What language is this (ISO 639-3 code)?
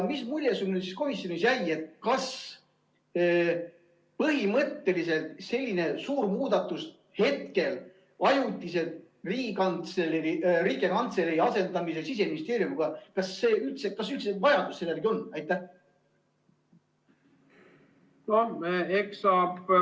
est